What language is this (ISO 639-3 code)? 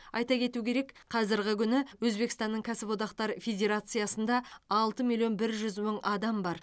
kaz